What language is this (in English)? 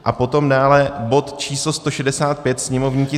Czech